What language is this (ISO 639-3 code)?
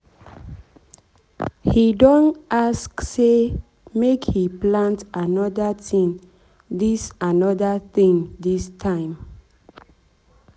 pcm